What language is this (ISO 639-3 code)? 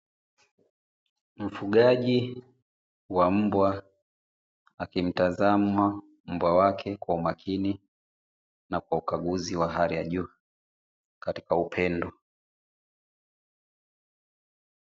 swa